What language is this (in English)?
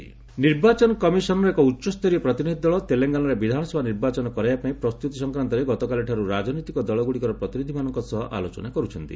Odia